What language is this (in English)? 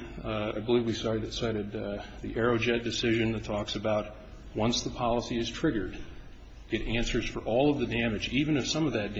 English